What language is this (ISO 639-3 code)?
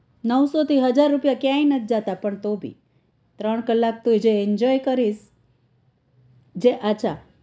guj